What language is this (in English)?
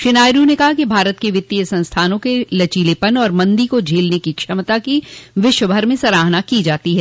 Hindi